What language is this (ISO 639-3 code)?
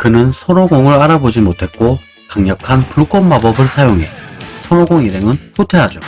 kor